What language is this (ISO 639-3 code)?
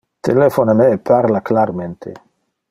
ina